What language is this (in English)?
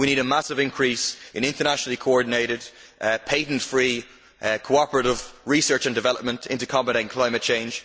English